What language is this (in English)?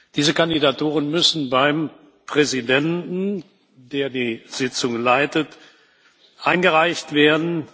German